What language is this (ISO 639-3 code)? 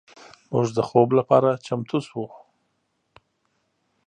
pus